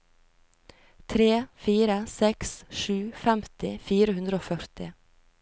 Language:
Norwegian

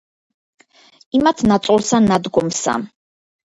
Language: Georgian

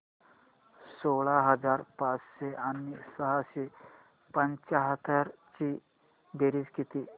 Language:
Marathi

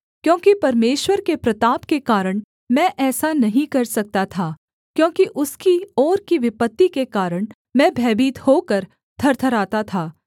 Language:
Hindi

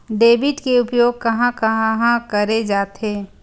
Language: Chhattisgarhi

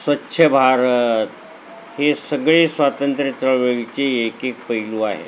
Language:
Marathi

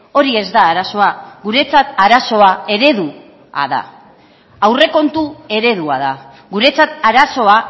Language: Basque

